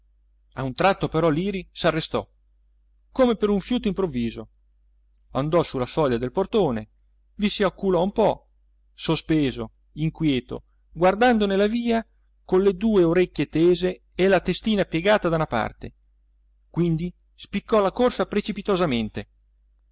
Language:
Italian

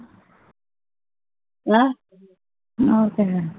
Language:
Punjabi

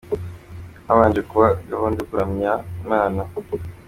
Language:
Kinyarwanda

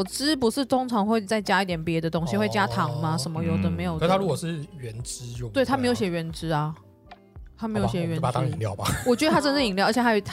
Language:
Chinese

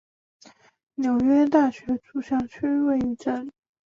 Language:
Chinese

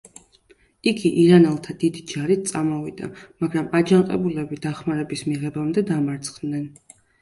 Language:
Georgian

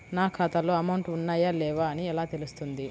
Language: Telugu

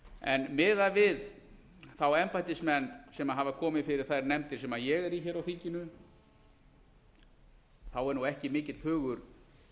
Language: Icelandic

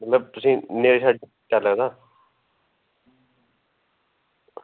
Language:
Dogri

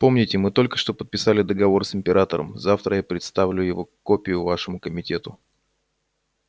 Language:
Russian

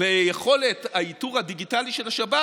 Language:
Hebrew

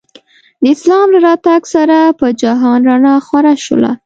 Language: Pashto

